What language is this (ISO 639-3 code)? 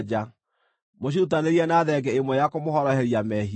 kik